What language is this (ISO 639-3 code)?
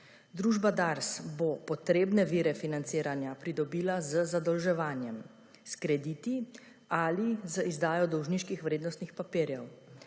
slv